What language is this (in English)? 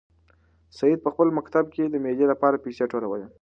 Pashto